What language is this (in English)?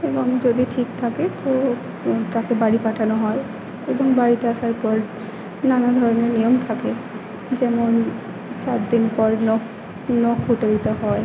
Bangla